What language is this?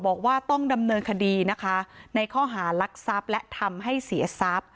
Thai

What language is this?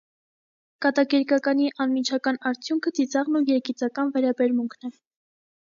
Armenian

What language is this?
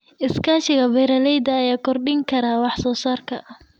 Somali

